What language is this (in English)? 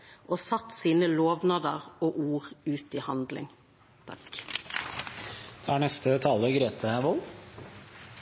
Norwegian